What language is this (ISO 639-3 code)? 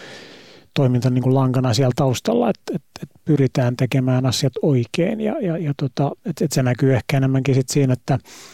fin